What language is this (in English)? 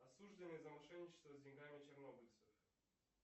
Russian